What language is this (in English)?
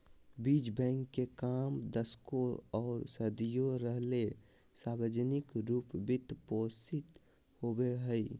Magahi